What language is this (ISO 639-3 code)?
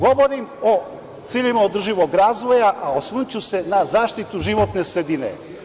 srp